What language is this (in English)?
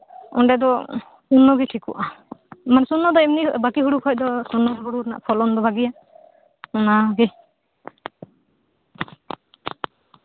Santali